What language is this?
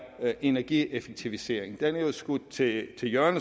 Danish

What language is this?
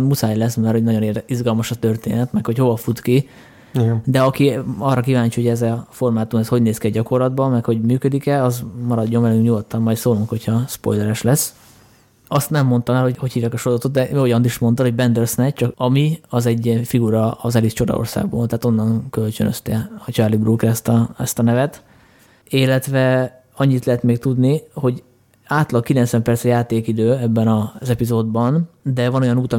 Hungarian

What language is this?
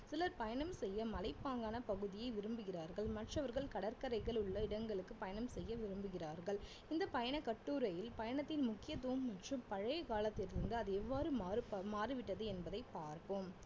Tamil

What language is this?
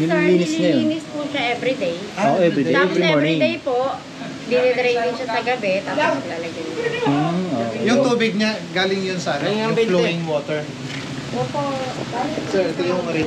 Filipino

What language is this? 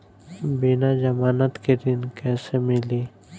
Bhojpuri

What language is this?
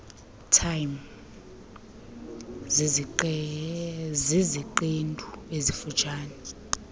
Xhosa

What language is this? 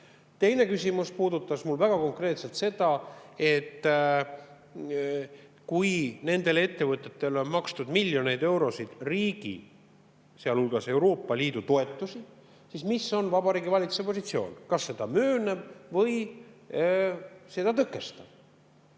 Estonian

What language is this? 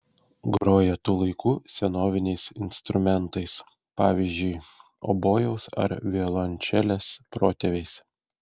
Lithuanian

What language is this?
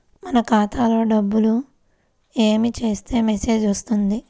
Telugu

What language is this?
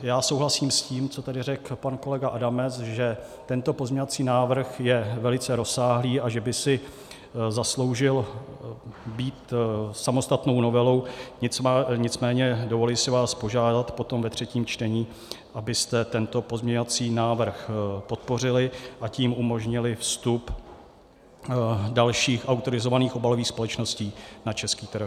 Czech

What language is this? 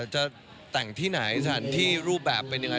Thai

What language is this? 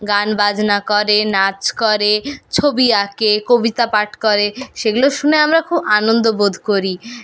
Bangla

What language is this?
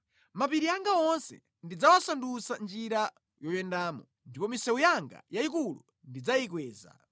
Nyanja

